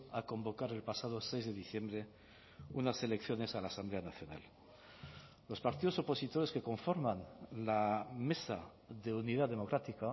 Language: Spanish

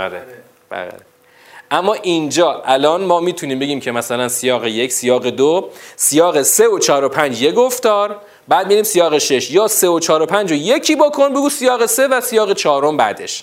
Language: Persian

